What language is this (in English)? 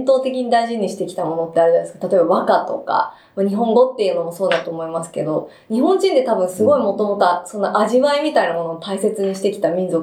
Japanese